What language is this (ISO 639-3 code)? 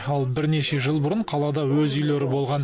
kaz